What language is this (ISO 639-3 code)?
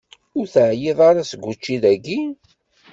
kab